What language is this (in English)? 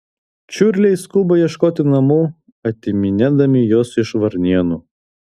Lithuanian